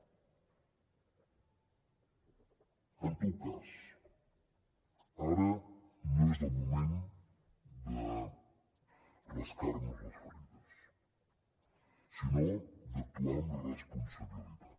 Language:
Catalan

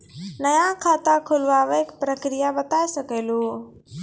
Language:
Maithili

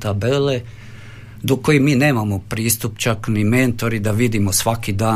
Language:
Croatian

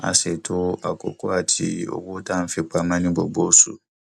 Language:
Yoruba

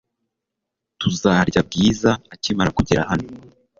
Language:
Kinyarwanda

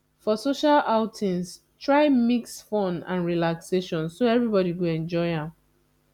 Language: Nigerian Pidgin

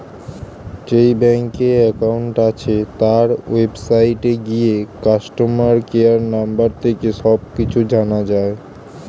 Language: Bangla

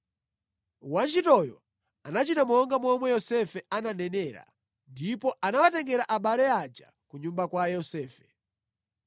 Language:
Nyanja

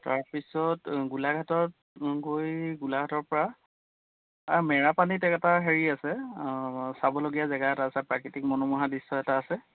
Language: Assamese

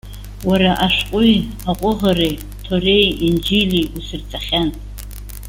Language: Abkhazian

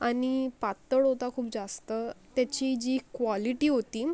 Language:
Marathi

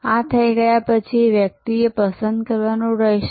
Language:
Gujarati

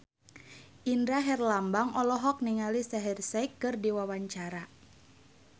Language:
Sundanese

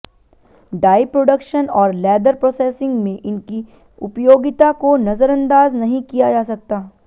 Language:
Hindi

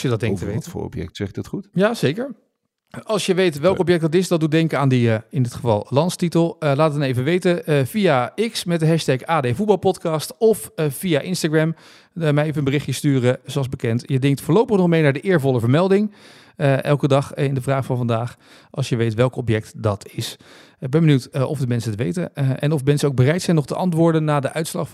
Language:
Dutch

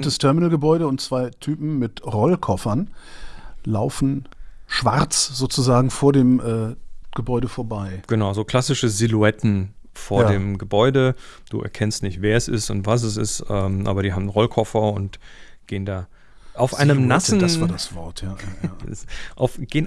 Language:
German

